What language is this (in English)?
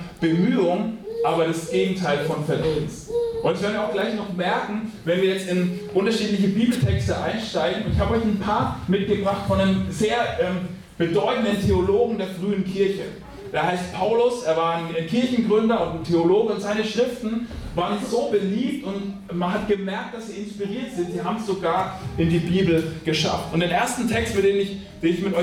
German